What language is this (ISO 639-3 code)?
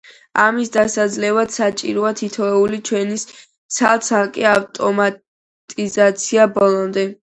kat